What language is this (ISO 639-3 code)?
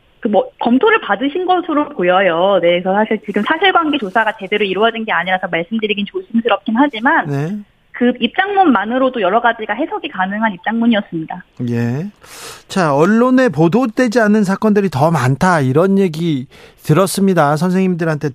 kor